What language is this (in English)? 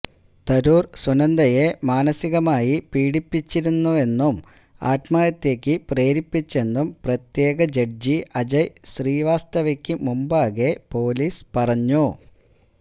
Malayalam